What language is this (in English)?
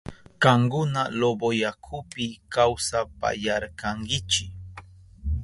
Southern Pastaza Quechua